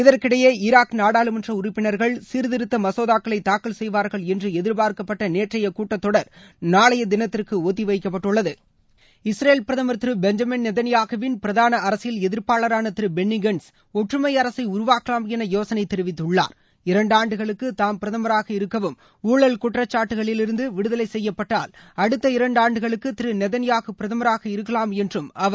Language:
Tamil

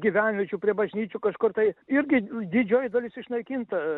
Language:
Lithuanian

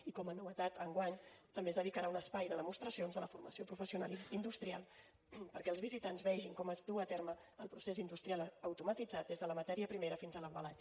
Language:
Catalan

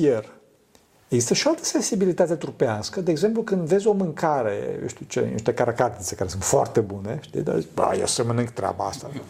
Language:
Romanian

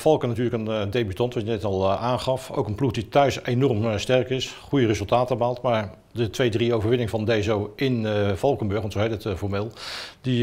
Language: Dutch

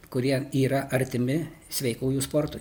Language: Lithuanian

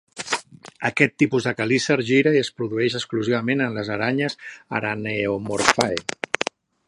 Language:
Catalan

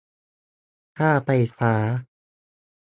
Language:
Thai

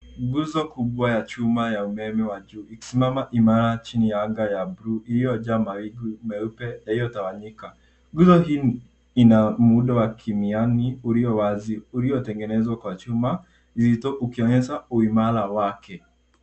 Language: Swahili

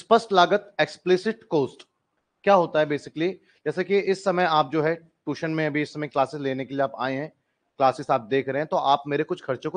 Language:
Hindi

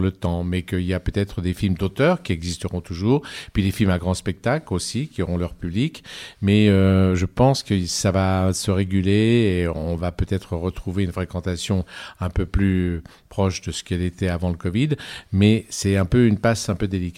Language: French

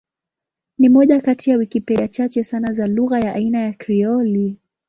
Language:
Swahili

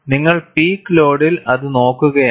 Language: Malayalam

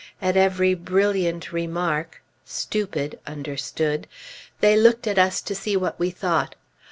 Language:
English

